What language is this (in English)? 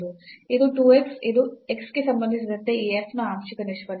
Kannada